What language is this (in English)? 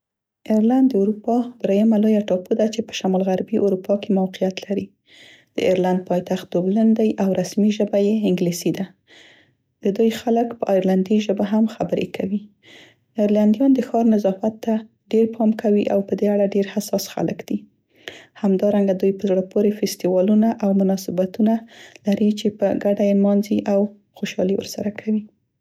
Central Pashto